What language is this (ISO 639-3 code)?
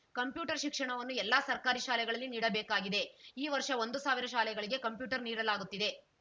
kan